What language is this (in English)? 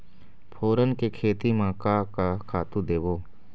Chhattisgarhi